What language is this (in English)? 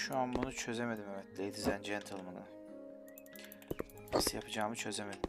Turkish